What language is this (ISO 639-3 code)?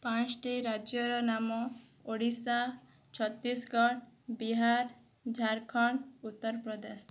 ori